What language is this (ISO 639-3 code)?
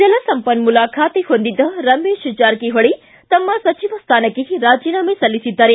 kan